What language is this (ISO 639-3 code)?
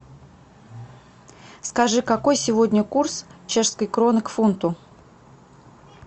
rus